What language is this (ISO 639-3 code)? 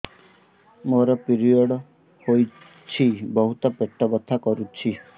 ori